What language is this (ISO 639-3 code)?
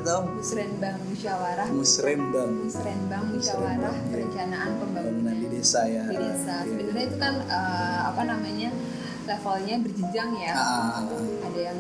ind